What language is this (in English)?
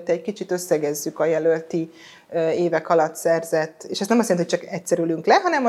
Hungarian